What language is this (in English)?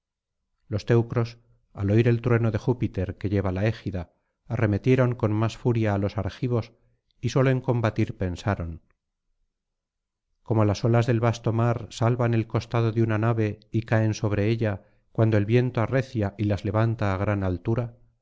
Spanish